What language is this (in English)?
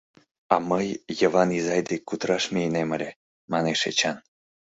Mari